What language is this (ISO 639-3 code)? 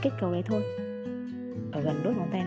vie